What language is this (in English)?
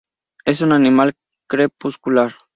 Spanish